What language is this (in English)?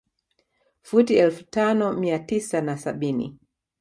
Swahili